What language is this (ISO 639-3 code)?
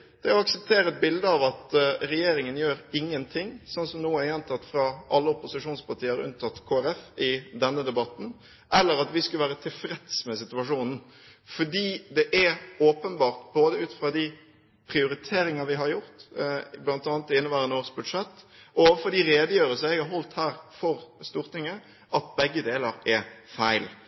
nob